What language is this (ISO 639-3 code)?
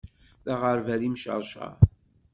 kab